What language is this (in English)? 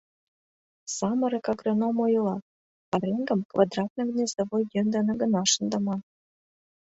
Mari